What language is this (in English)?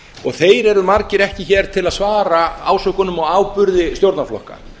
Icelandic